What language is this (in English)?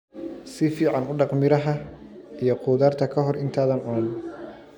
Somali